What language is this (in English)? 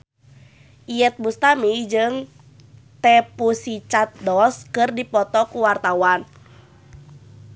Sundanese